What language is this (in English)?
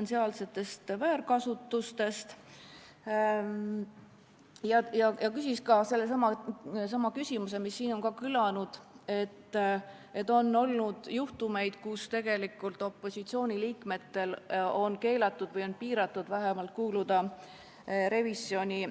Estonian